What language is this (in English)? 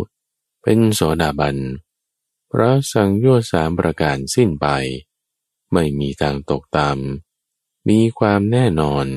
Thai